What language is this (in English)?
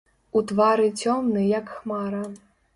Belarusian